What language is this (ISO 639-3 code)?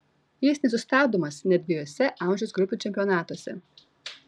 lit